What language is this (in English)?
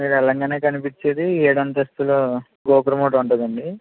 Telugu